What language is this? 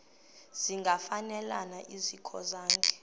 Xhosa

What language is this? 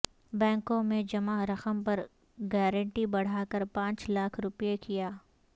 Urdu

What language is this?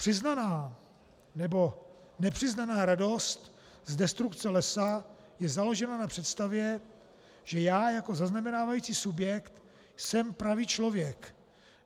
Czech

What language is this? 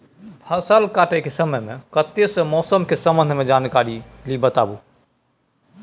Maithili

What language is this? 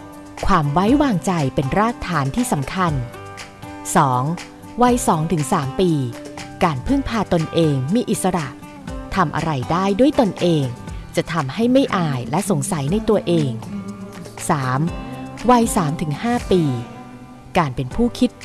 Thai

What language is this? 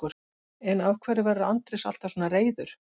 Icelandic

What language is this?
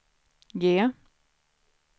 Swedish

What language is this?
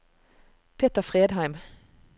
Norwegian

